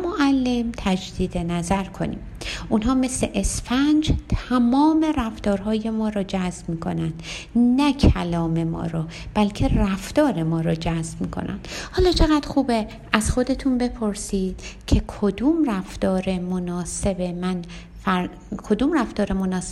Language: Persian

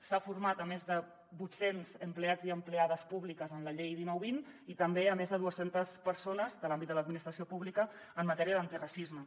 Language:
Catalan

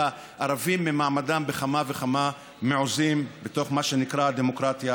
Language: Hebrew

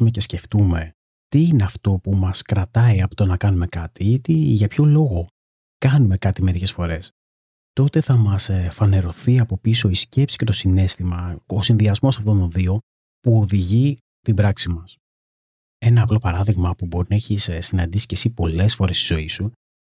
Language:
Greek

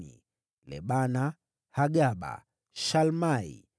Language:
Swahili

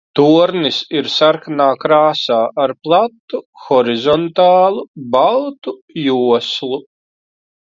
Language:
Latvian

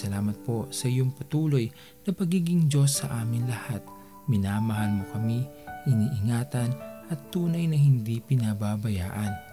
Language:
Filipino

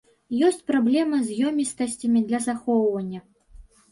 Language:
Belarusian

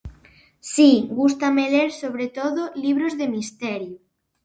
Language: Galician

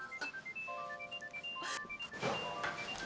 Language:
Indonesian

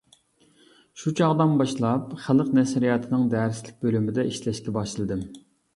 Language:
Uyghur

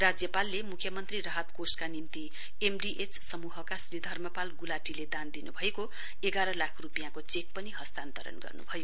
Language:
Nepali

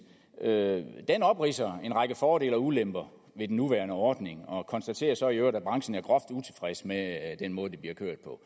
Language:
Danish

